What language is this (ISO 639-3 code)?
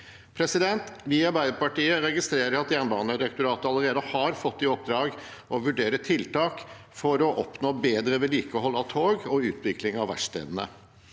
nor